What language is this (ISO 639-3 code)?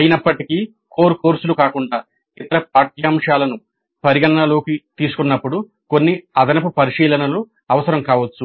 tel